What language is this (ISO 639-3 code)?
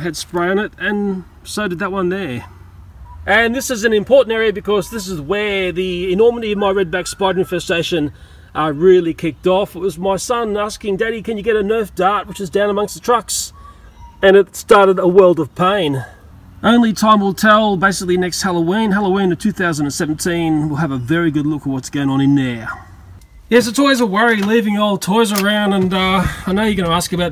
eng